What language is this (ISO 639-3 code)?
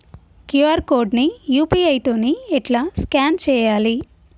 tel